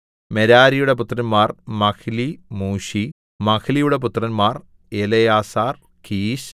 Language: Malayalam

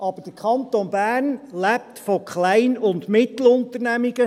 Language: Swiss German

